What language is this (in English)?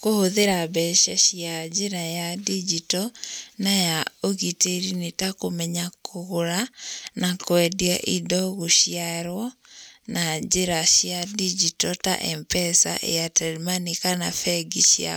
Kikuyu